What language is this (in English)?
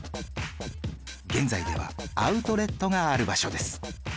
Japanese